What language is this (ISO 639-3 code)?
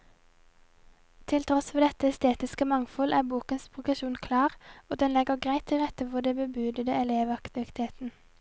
nor